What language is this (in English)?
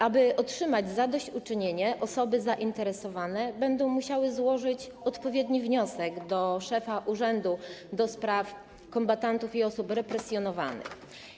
Polish